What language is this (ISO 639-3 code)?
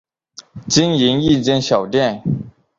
zho